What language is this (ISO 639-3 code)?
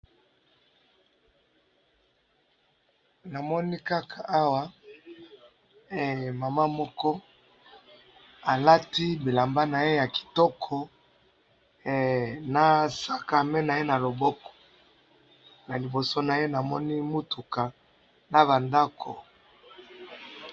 lin